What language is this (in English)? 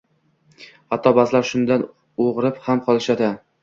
Uzbek